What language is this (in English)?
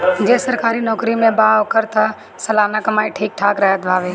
Bhojpuri